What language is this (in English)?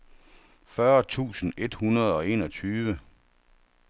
Danish